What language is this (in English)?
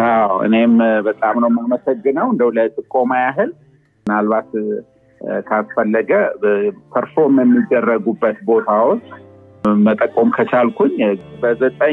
Amharic